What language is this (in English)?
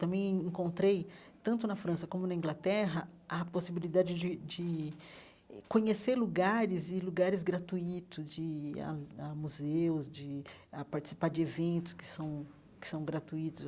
Portuguese